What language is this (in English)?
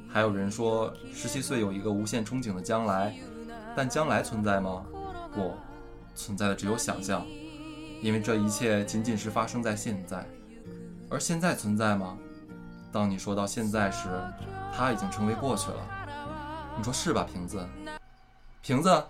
Chinese